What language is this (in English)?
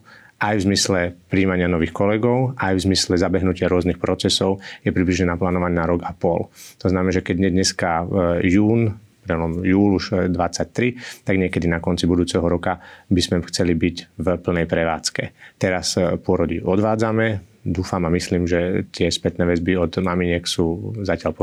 Slovak